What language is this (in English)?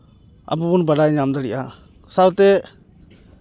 Santali